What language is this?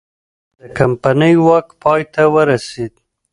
Pashto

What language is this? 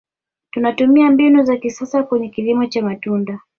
Swahili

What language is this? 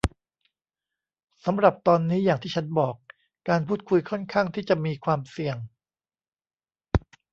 Thai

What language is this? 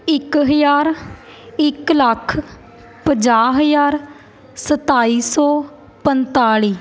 Punjabi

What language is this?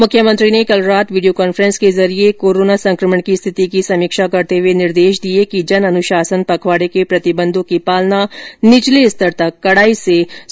Hindi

